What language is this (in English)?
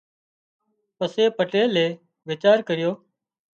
Wadiyara Koli